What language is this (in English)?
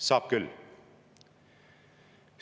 Estonian